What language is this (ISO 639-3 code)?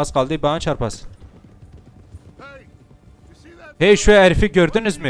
tur